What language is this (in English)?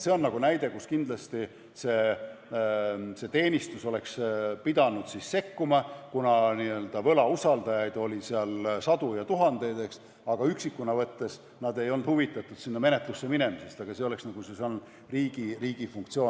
Estonian